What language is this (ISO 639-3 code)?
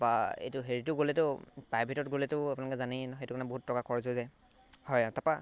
asm